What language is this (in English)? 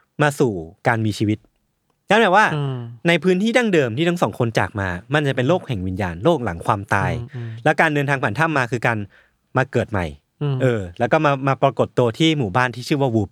Thai